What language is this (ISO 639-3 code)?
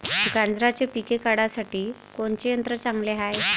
mar